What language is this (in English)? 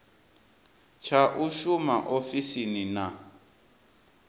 Venda